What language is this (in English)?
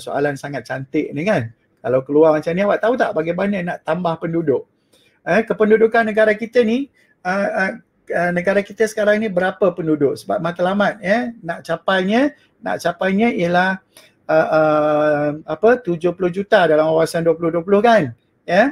Malay